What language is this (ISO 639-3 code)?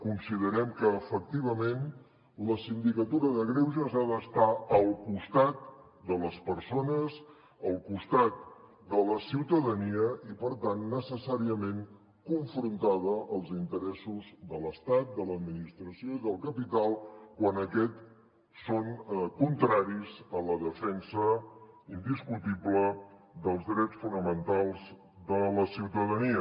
cat